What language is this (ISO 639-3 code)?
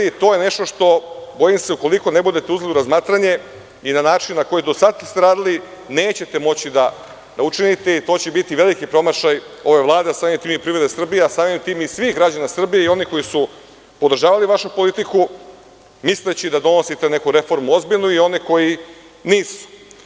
srp